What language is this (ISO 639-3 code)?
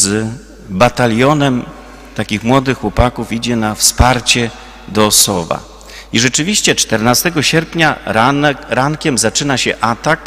pol